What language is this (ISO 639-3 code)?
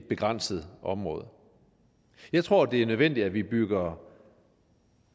dan